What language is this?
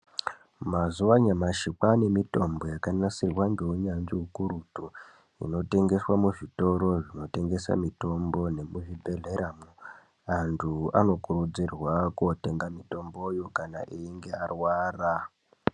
Ndau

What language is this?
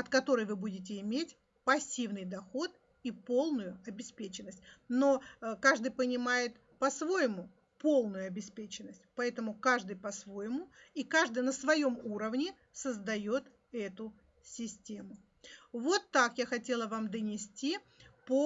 Russian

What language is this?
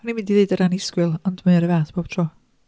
Welsh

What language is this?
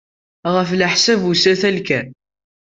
Kabyle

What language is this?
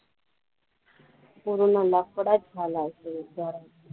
Marathi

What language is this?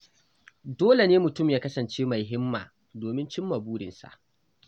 Hausa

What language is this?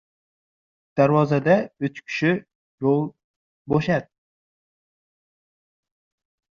Uzbek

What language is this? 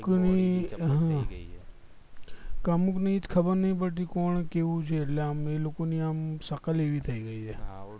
Gujarati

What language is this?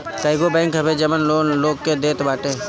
Bhojpuri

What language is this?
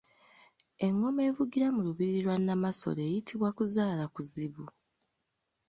Ganda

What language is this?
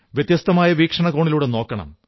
Malayalam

